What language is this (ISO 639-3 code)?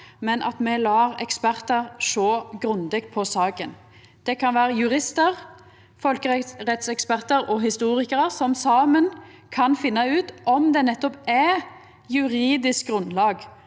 nor